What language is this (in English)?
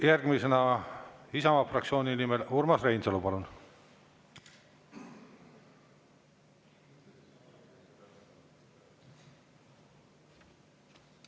Estonian